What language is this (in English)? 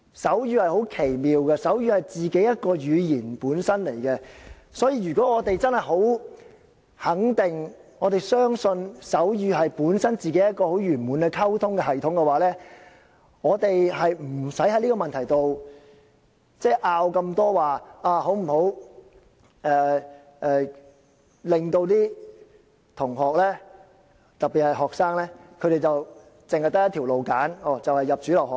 Cantonese